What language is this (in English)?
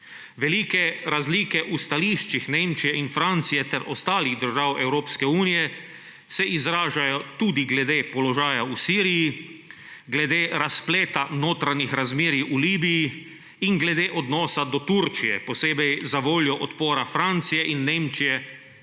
Slovenian